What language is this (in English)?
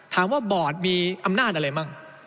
Thai